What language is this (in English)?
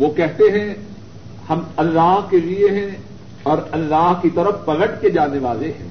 Urdu